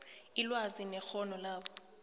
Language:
South Ndebele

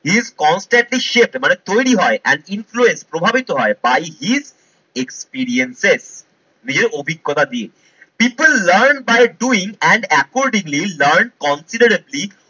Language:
Bangla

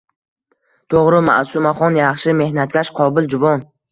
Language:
Uzbek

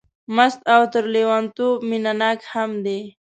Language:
Pashto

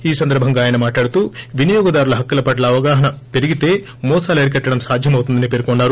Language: Telugu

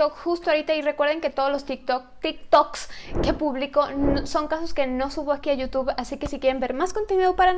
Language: Spanish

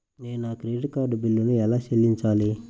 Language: Telugu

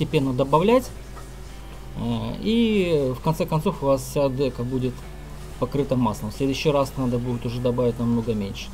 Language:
Russian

